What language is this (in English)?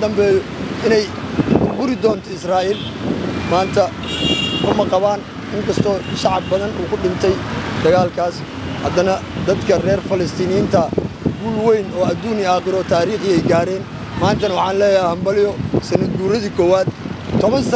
Arabic